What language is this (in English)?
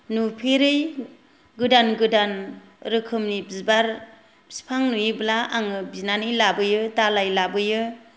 Bodo